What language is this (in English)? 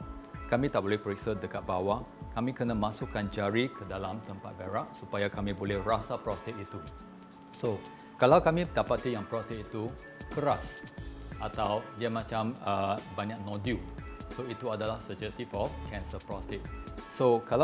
Malay